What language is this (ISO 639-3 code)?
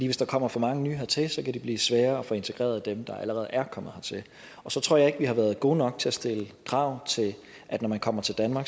dan